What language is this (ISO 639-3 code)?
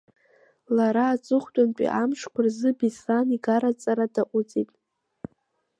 abk